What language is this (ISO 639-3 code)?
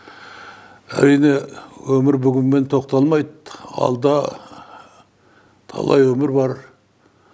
kaz